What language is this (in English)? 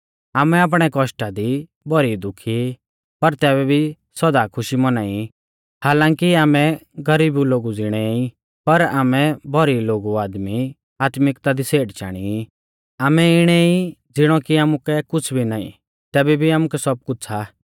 Mahasu Pahari